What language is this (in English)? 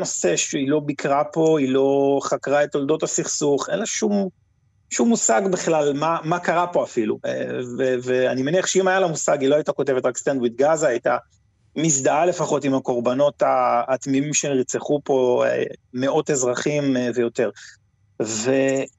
Hebrew